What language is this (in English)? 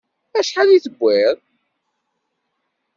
Kabyle